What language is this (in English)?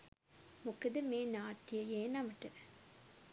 Sinhala